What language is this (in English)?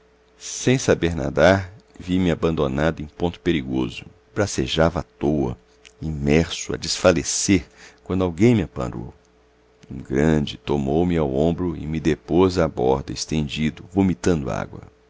Portuguese